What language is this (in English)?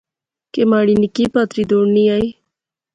Pahari-Potwari